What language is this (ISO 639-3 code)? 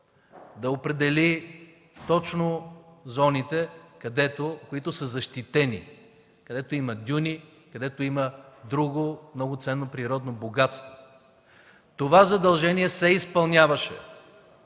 bul